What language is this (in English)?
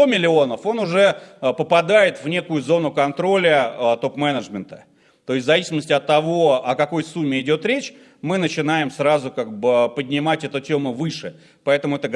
Russian